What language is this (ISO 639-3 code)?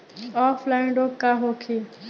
bho